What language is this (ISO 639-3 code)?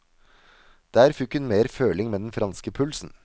nor